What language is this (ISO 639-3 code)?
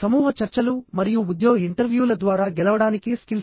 tel